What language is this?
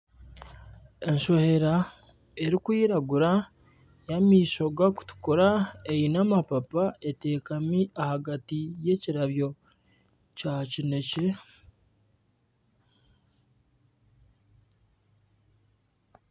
Nyankole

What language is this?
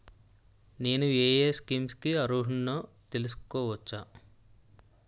Telugu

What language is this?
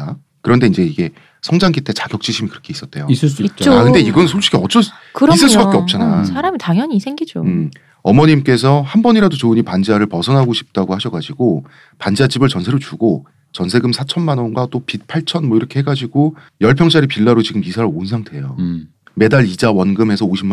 Korean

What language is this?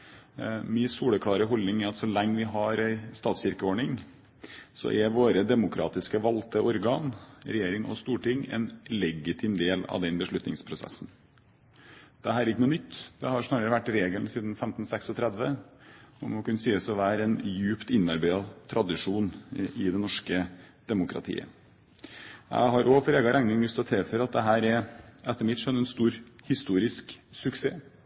Norwegian Bokmål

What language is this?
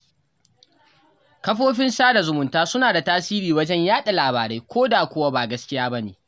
Hausa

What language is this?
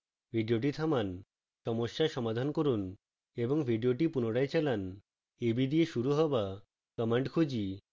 Bangla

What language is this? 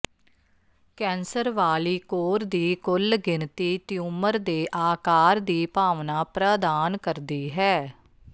Punjabi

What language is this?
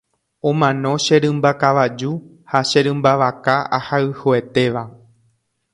Guarani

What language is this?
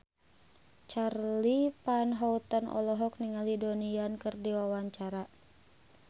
Sundanese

